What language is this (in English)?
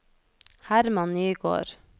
Norwegian